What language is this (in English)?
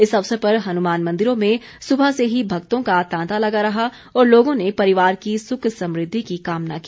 Hindi